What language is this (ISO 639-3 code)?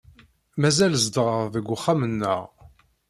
kab